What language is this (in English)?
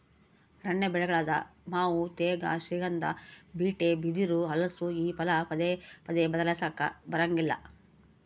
Kannada